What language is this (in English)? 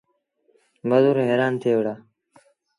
Sindhi Bhil